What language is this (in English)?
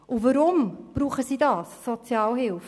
Swiss German